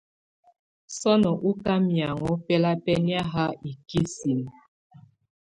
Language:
Tunen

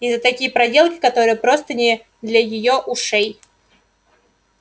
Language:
Russian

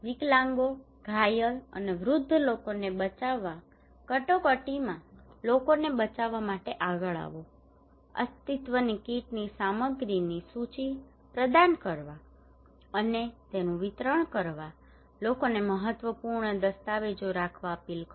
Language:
Gujarati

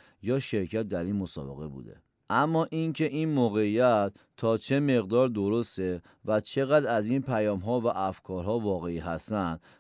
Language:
Persian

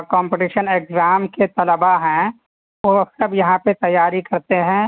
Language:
Urdu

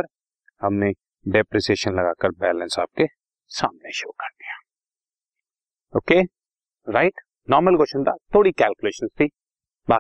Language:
Hindi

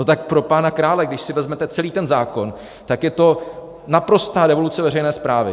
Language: Czech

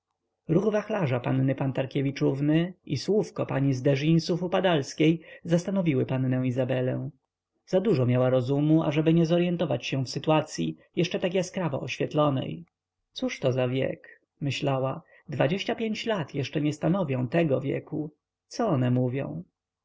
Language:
Polish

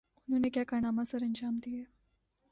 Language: Urdu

